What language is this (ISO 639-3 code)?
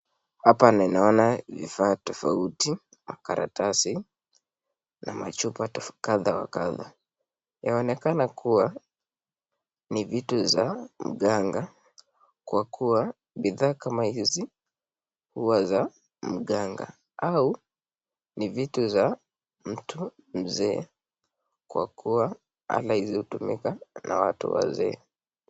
swa